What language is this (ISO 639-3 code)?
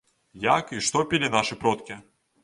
bel